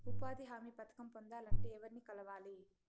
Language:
Telugu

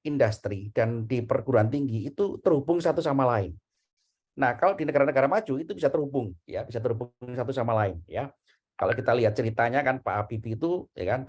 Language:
Indonesian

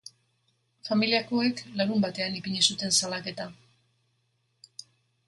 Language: Basque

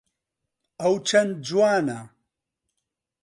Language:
Central Kurdish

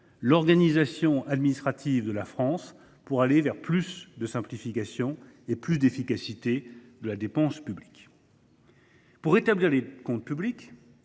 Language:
French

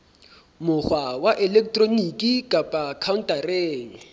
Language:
Southern Sotho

